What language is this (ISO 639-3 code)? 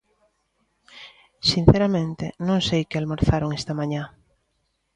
glg